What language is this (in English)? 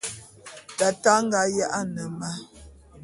Bulu